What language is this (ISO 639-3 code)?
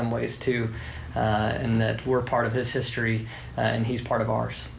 tha